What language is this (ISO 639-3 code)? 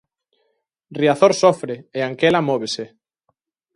glg